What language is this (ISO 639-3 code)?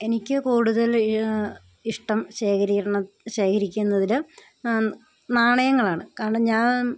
mal